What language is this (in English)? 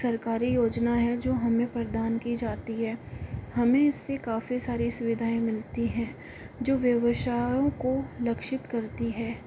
Hindi